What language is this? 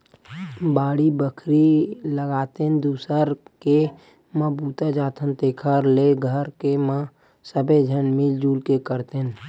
Chhattisgarhi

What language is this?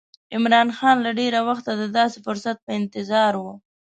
Pashto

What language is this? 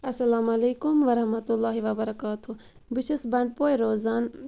Kashmiri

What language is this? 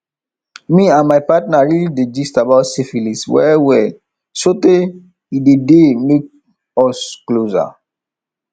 Nigerian Pidgin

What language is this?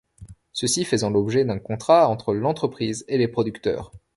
French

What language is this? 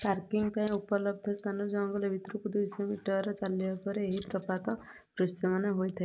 Odia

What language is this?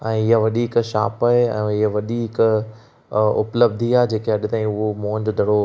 Sindhi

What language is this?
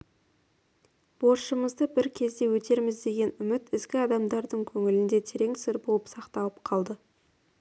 Kazakh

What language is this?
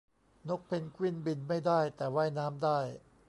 Thai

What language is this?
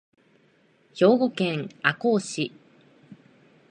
Japanese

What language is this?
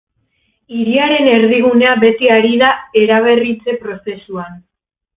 Basque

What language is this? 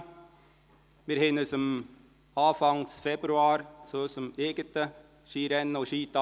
Swiss German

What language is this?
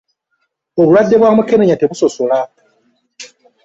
Ganda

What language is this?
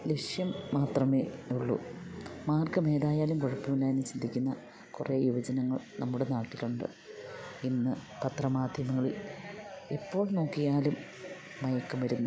Malayalam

